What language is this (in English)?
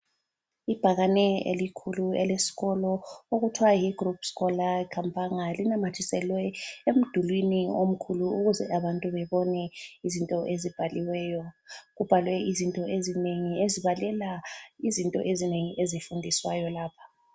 North Ndebele